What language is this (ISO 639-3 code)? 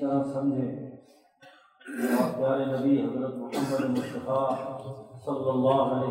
urd